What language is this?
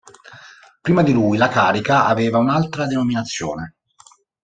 Italian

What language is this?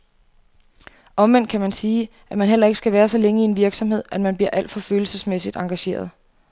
Danish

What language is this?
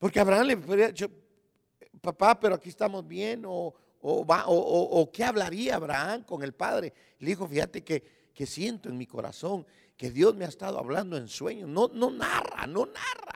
Spanish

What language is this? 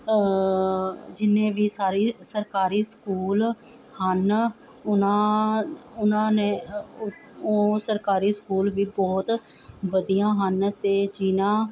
Punjabi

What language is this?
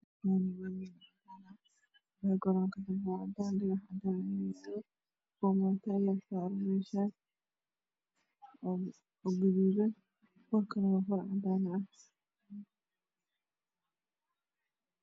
Somali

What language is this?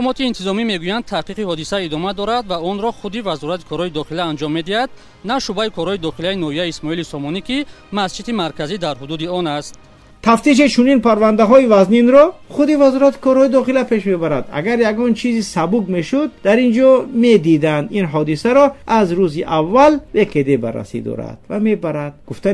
Persian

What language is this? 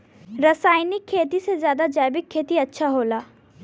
Bhojpuri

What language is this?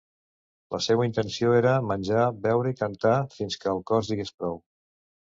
Catalan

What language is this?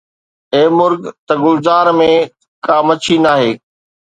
Sindhi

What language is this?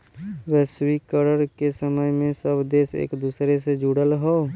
Bhojpuri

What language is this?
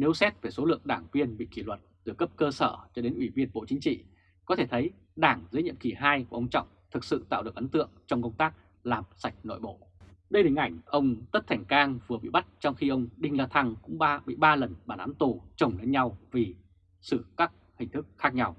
Vietnamese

